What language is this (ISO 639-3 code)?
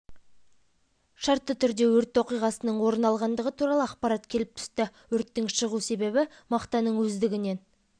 kaz